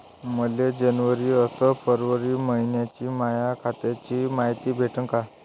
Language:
Marathi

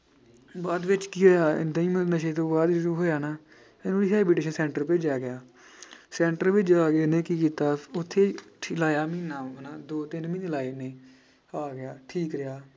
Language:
Punjabi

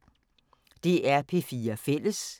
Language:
Danish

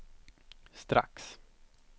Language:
Swedish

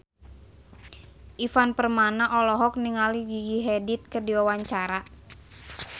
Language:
Sundanese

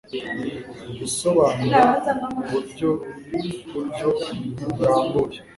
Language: Kinyarwanda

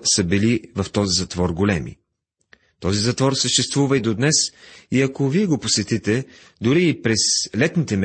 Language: Bulgarian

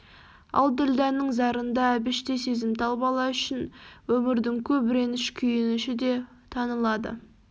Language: Kazakh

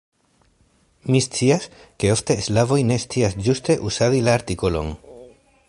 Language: Esperanto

